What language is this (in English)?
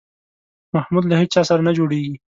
Pashto